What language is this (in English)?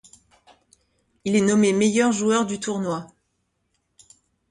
French